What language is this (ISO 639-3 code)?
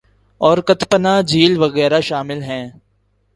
urd